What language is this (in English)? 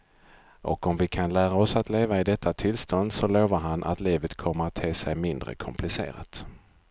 Swedish